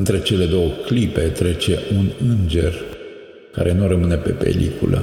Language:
Romanian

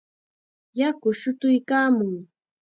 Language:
Chiquián Ancash Quechua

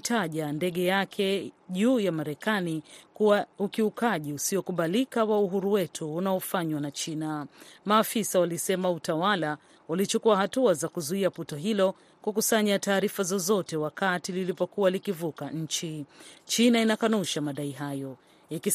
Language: Swahili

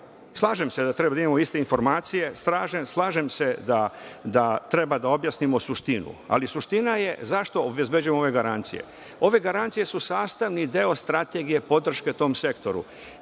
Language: Serbian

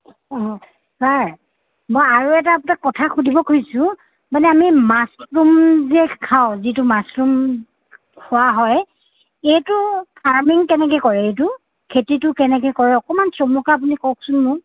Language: Assamese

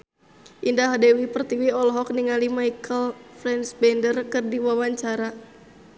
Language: Sundanese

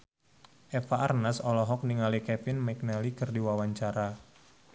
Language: Sundanese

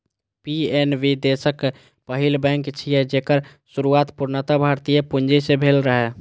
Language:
Maithili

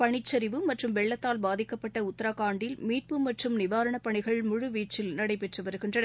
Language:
Tamil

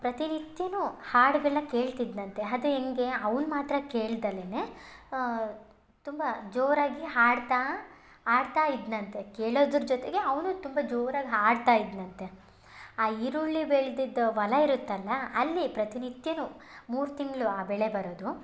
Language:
Kannada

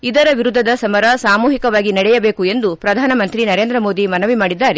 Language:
Kannada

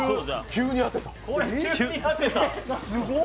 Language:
Japanese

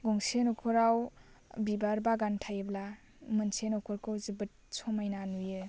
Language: Bodo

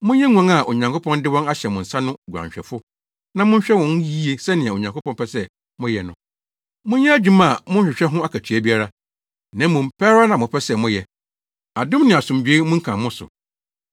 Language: Akan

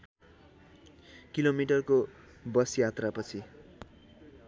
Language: Nepali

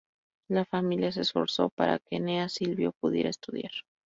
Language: Spanish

